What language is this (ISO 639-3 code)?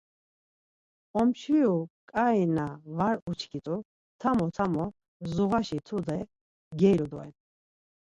lzz